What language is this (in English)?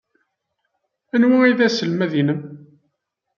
Kabyle